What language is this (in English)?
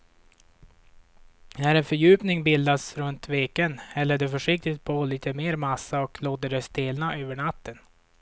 Swedish